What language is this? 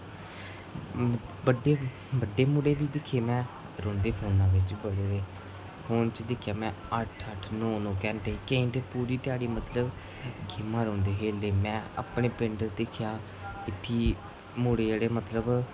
Dogri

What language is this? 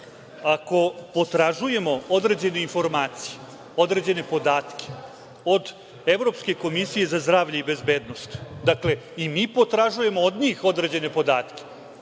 Serbian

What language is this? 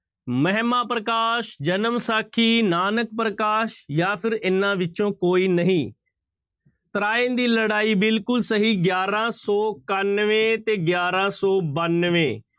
Punjabi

